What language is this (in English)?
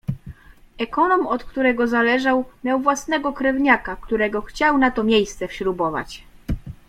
Polish